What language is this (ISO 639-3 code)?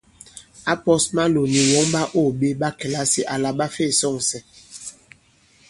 abb